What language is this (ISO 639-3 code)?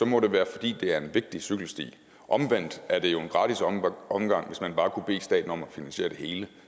dan